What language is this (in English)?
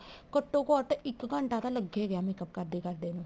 Punjabi